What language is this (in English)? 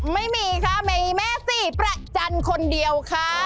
Thai